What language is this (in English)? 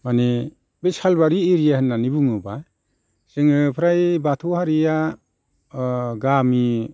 Bodo